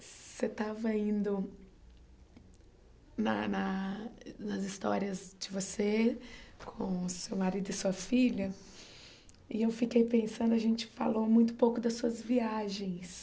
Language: Portuguese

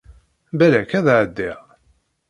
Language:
Kabyle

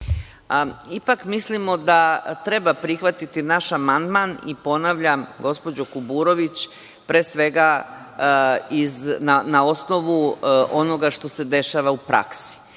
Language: Serbian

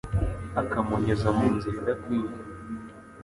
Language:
Kinyarwanda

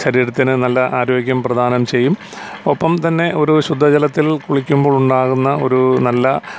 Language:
Malayalam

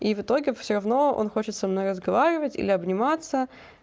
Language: Russian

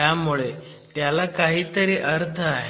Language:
Marathi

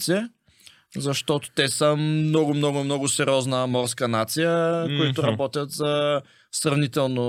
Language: Bulgarian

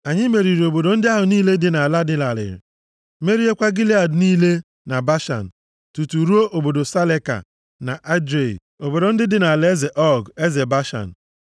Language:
Igbo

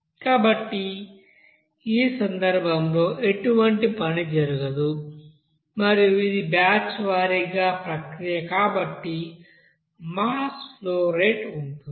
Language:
Telugu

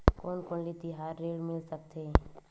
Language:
Chhattisgarhi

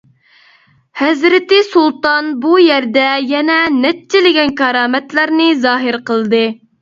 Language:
Uyghur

